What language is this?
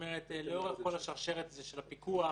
Hebrew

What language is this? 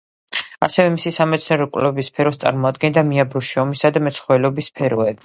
Georgian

